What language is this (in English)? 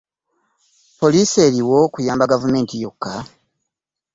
Ganda